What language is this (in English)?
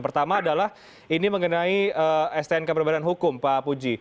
Indonesian